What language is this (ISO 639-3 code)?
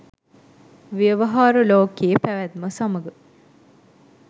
sin